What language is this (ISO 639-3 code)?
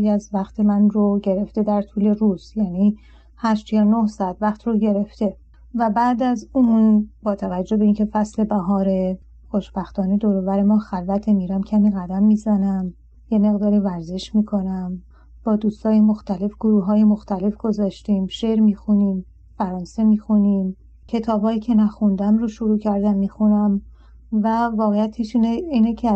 fas